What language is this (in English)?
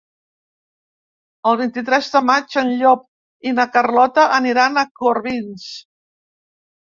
Catalan